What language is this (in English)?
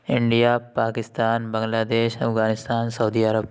Urdu